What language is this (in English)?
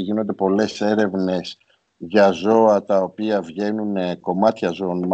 Greek